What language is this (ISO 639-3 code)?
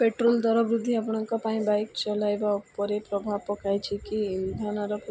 ori